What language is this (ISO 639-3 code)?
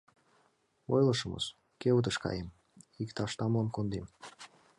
chm